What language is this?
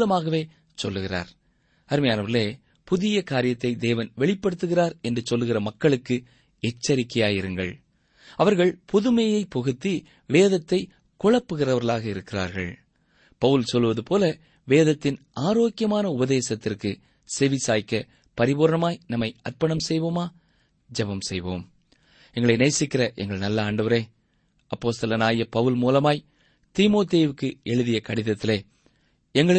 Tamil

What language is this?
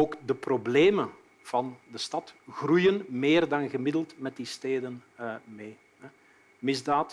Dutch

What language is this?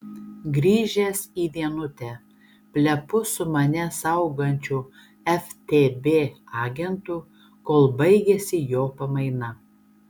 Lithuanian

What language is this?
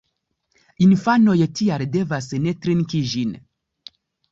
Esperanto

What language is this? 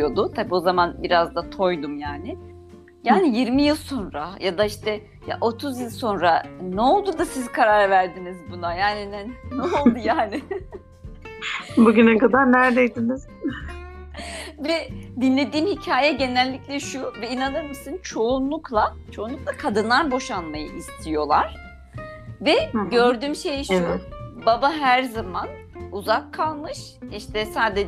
Turkish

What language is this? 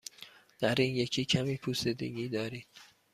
Persian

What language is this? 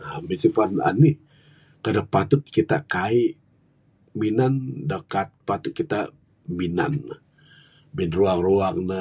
Bukar-Sadung Bidayuh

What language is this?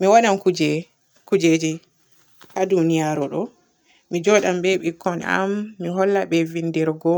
Borgu Fulfulde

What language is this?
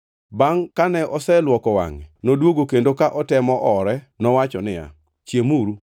Luo (Kenya and Tanzania)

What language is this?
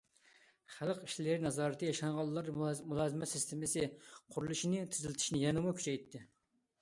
Uyghur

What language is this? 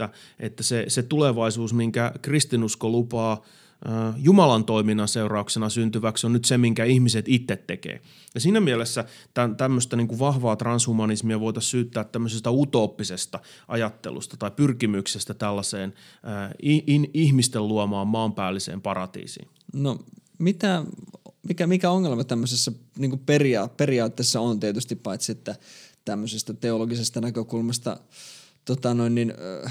Finnish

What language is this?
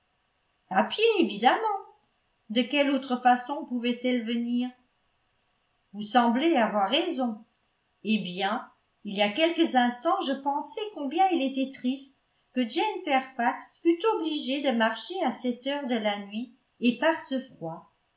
French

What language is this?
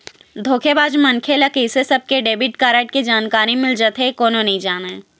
Chhattisgarhi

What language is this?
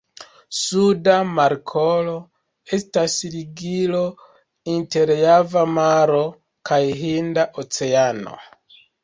Esperanto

